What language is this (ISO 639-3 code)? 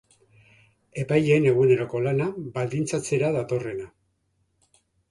eus